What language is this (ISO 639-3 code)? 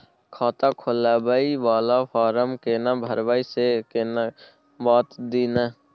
mai